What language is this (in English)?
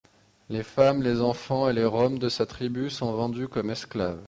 French